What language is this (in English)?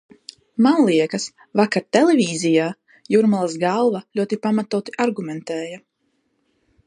Latvian